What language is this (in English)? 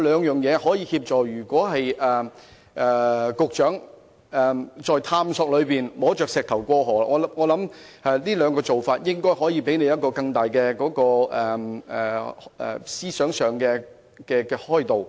Cantonese